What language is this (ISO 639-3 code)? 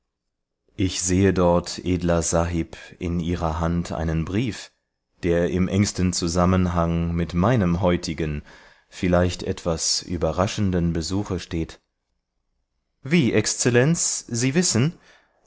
deu